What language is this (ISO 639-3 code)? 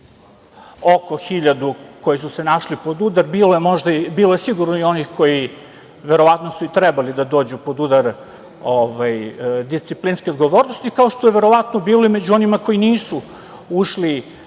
srp